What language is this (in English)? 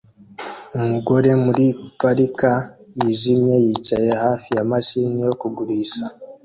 Kinyarwanda